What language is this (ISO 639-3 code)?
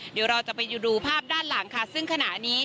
tha